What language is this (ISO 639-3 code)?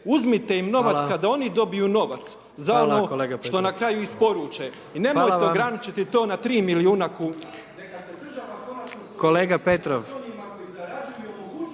hrv